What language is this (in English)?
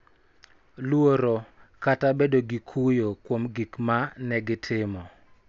Luo (Kenya and Tanzania)